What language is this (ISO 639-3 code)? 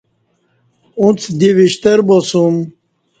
bsh